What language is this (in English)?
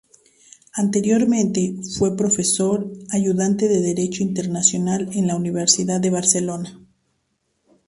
Spanish